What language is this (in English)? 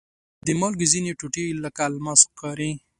Pashto